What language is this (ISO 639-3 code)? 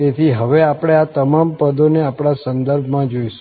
guj